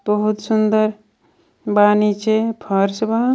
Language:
Bhojpuri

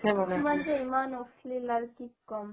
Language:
Assamese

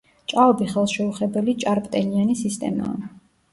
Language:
Georgian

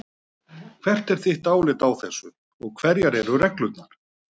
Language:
Icelandic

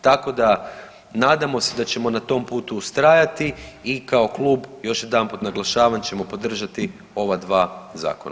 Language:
Croatian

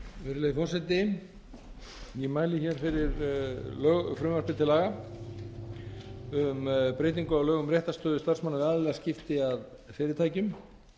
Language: Icelandic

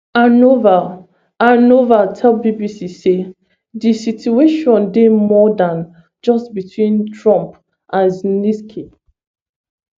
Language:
Nigerian Pidgin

